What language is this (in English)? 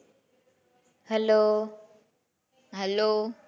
Gujarati